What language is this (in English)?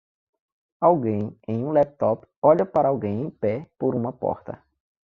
Portuguese